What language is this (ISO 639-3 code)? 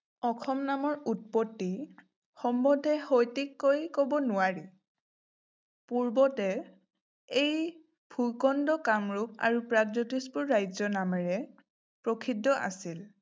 asm